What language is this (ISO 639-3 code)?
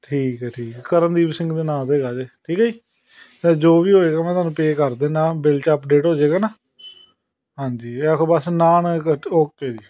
pan